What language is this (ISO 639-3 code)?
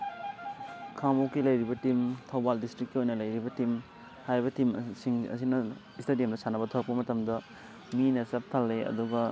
mni